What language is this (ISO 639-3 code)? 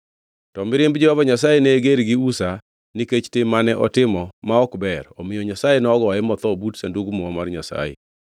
luo